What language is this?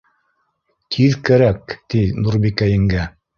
Bashkir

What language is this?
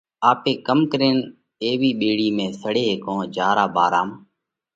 Parkari Koli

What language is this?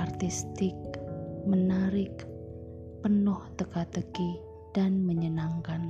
Indonesian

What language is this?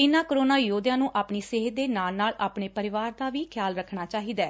Punjabi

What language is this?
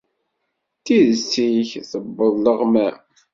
Kabyle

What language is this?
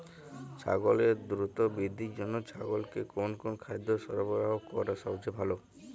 Bangla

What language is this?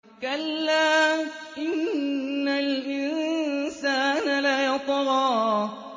Arabic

